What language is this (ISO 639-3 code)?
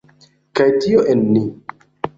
epo